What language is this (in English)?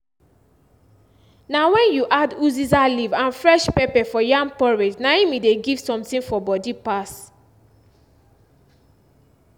Nigerian Pidgin